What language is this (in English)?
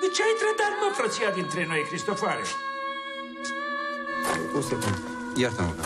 Romanian